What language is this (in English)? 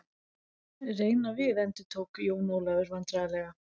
Icelandic